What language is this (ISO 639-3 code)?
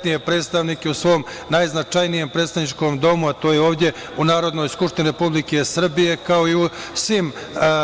srp